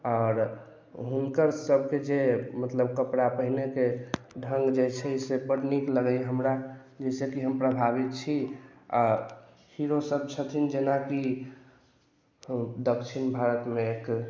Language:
Maithili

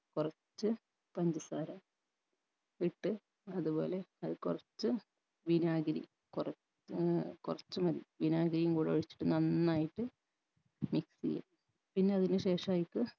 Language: Malayalam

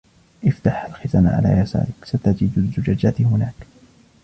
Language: Arabic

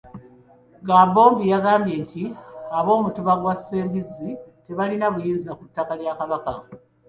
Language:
Ganda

